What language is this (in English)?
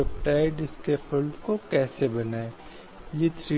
Hindi